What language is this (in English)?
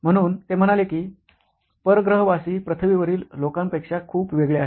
Marathi